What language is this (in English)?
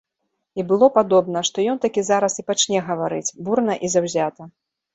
Belarusian